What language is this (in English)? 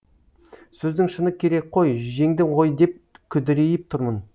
Kazakh